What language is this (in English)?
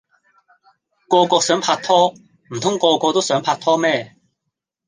Cantonese